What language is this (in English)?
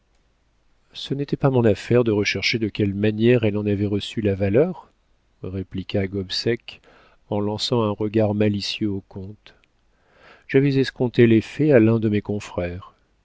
French